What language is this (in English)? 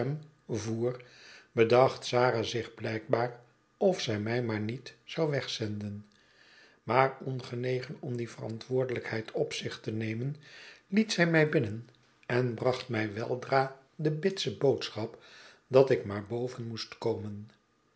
Dutch